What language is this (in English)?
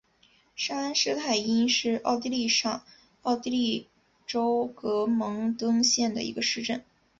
Chinese